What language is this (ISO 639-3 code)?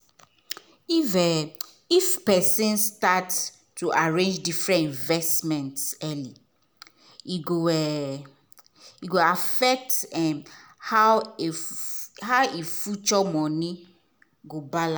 pcm